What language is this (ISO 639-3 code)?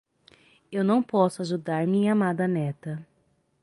por